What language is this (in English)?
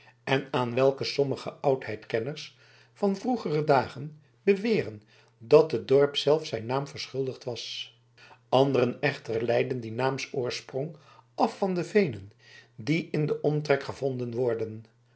Dutch